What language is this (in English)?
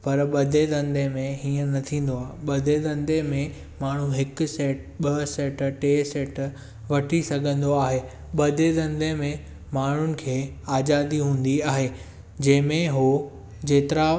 Sindhi